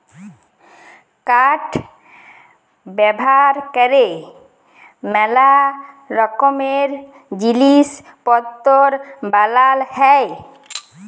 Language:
Bangla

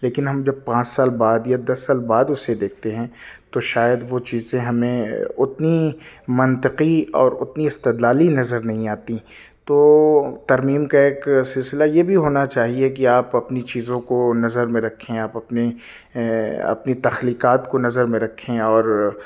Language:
Urdu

